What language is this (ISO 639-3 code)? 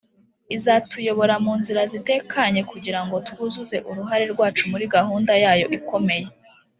kin